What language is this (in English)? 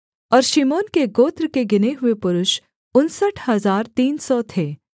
Hindi